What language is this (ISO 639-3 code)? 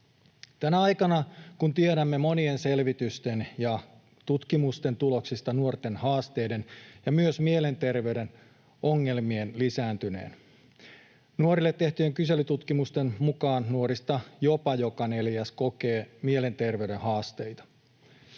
fin